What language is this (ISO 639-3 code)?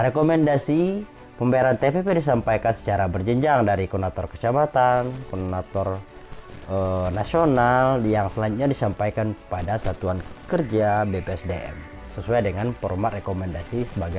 ind